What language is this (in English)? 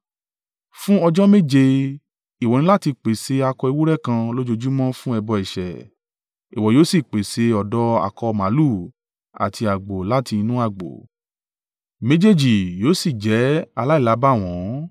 Yoruba